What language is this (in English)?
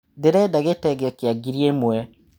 Kikuyu